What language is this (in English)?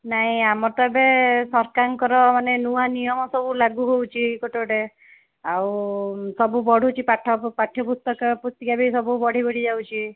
Odia